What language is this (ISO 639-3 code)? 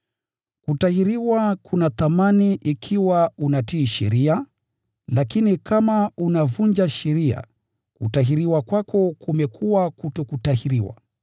swa